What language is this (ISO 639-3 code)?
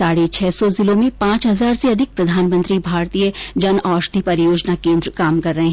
hin